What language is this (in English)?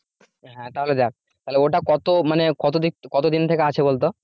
Bangla